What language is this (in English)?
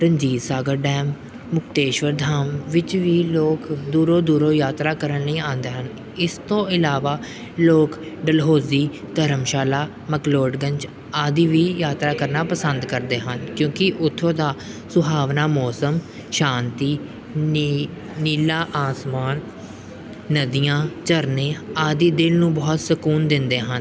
Punjabi